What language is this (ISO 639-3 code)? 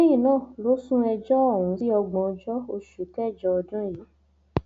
yor